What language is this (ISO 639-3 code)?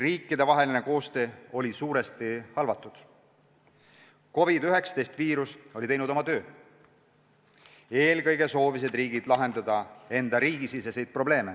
est